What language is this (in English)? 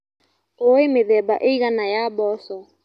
Kikuyu